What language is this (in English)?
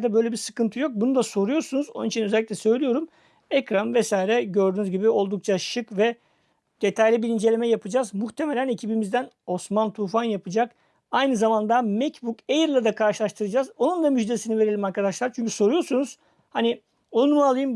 Turkish